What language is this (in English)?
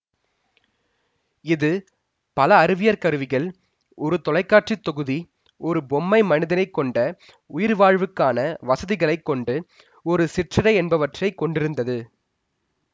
Tamil